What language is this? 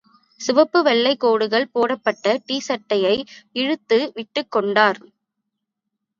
Tamil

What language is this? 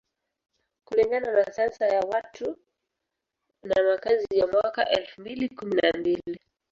Swahili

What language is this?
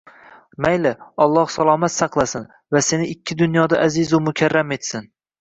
Uzbek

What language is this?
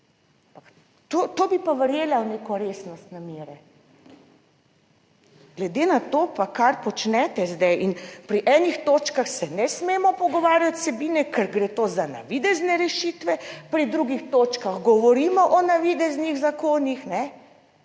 Slovenian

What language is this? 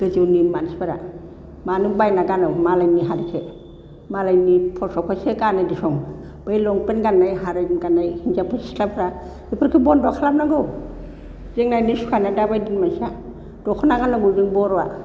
Bodo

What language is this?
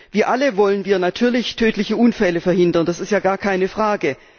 German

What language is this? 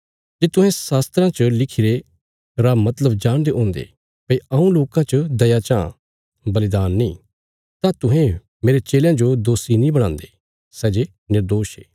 Bilaspuri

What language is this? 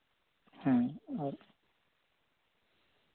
Santali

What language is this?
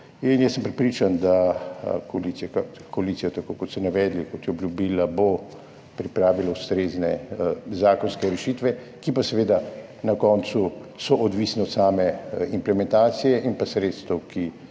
Slovenian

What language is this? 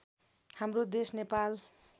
Nepali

